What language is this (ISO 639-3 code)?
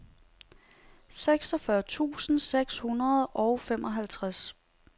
dan